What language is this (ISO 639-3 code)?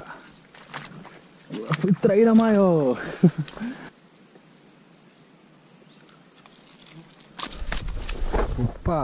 por